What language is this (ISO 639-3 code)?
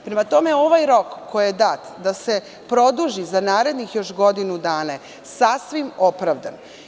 srp